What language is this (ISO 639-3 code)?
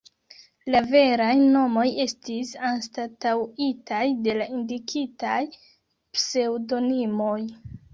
epo